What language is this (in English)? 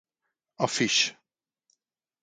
Hungarian